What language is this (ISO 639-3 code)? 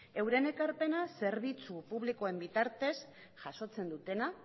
eus